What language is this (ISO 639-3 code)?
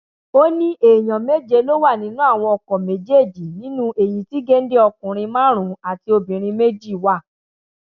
yor